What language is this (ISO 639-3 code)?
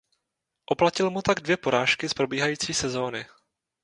ces